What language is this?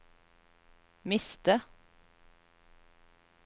Norwegian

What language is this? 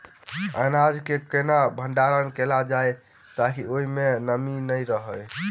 Maithili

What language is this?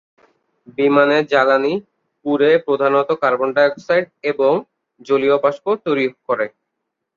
Bangla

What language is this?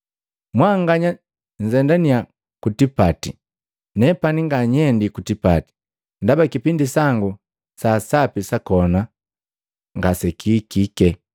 Matengo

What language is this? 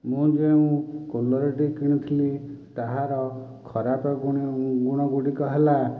Odia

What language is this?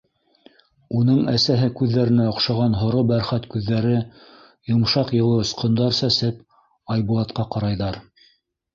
Bashkir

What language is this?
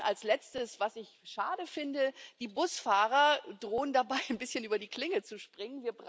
German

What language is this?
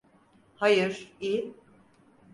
Turkish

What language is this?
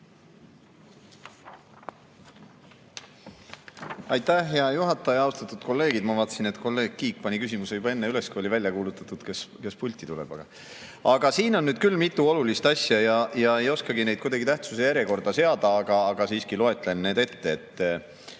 Estonian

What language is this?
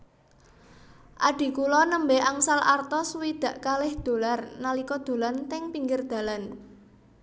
Javanese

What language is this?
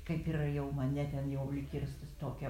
Lithuanian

